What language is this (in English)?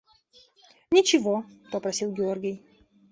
Russian